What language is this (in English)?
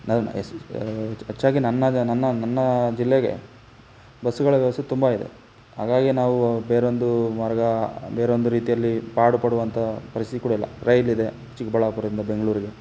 Kannada